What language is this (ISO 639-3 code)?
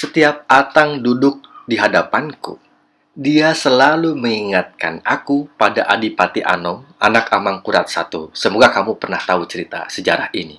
ind